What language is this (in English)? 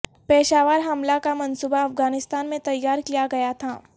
Urdu